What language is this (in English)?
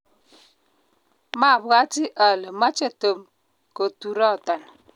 Kalenjin